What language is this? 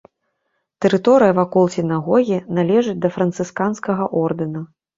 Belarusian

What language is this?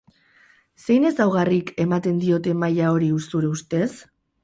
Basque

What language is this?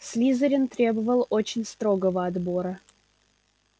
Russian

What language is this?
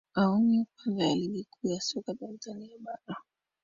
Swahili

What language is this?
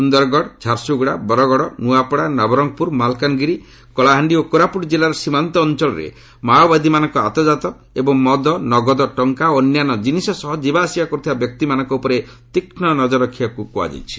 Odia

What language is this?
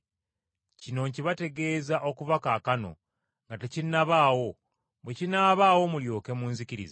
Ganda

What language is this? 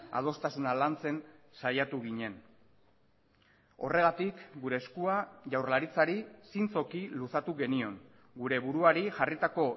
Basque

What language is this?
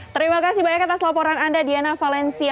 Indonesian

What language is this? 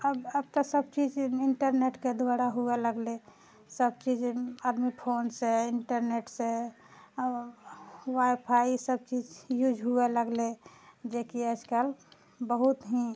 Maithili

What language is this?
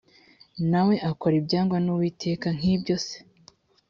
Kinyarwanda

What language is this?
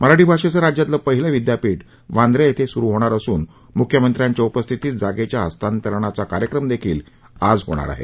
Marathi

